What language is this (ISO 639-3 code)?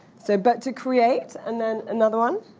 eng